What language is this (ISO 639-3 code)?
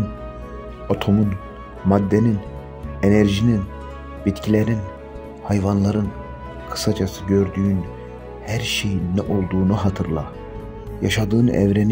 tur